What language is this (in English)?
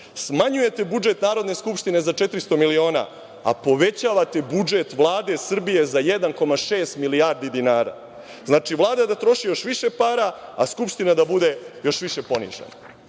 Serbian